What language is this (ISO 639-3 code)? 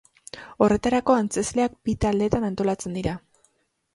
eus